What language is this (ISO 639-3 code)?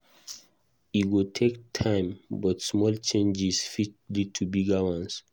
pcm